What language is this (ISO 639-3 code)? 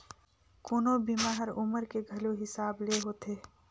hne